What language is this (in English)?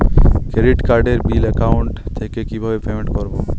Bangla